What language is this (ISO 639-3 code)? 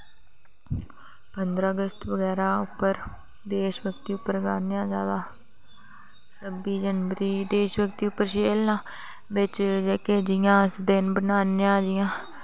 doi